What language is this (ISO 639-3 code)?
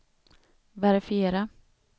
swe